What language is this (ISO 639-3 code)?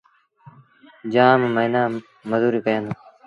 sbn